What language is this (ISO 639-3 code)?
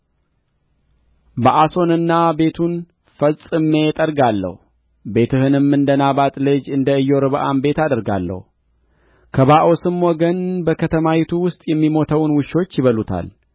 amh